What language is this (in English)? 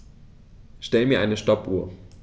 German